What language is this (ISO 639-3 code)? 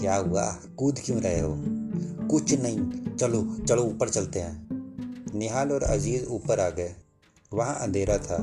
hin